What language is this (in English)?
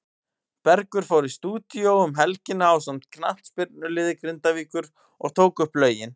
Icelandic